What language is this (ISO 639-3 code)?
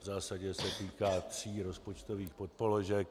ces